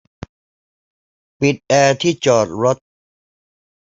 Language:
Thai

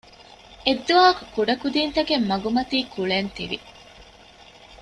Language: Divehi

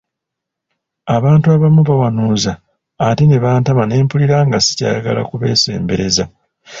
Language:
Ganda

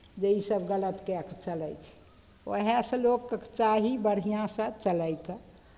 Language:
Maithili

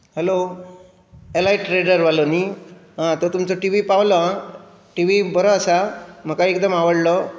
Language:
Konkani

